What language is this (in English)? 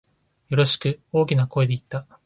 Japanese